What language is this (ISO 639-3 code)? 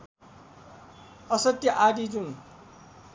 nep